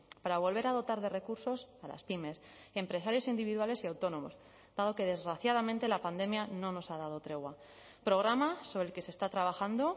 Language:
Spanish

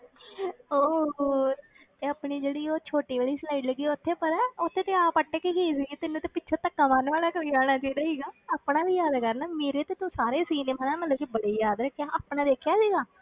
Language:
Punjabi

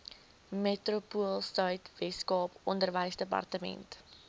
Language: Afrikaans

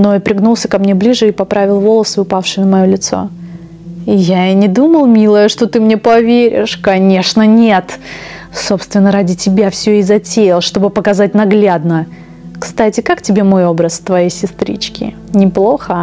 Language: Russian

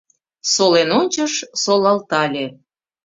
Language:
Mari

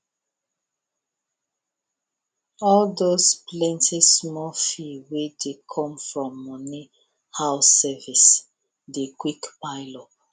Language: Nigerian Pidgin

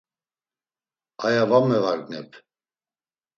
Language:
Laz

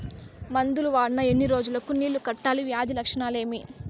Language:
Telugu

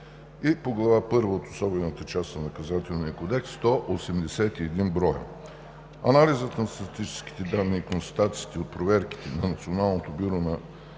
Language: Bulgarian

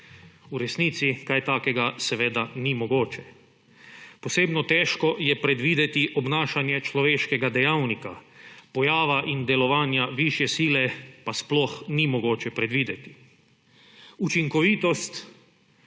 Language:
Slovenian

